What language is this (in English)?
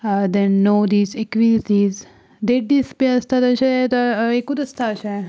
Konkani